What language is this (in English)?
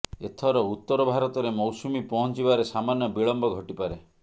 Odia